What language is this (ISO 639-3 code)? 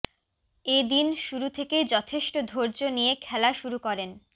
ben